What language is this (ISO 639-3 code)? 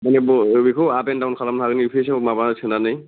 brx